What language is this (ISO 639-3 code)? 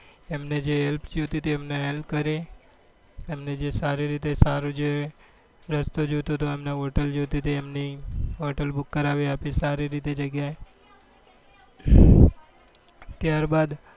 guj